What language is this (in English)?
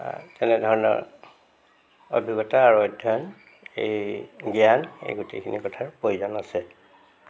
Assamese